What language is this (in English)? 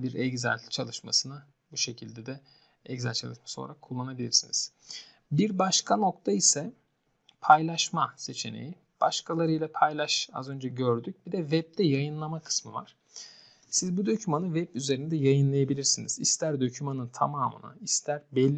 Turkish